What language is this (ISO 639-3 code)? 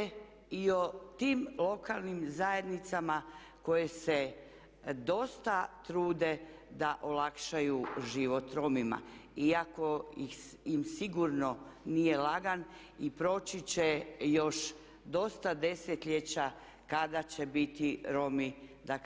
hrv